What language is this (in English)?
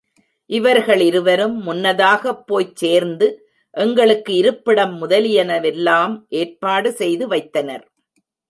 Tamil